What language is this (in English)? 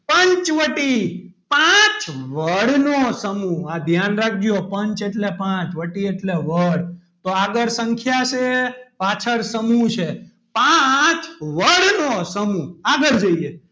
Gujarati